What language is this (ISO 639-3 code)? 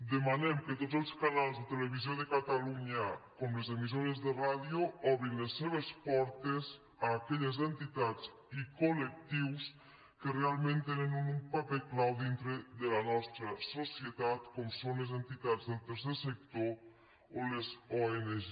cat